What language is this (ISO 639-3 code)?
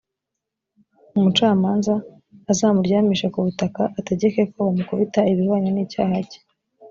kin